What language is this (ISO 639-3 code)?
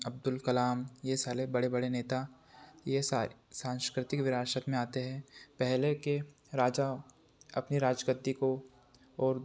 hin